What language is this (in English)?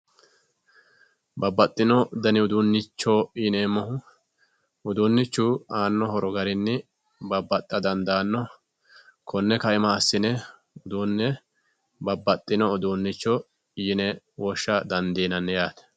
Sidamo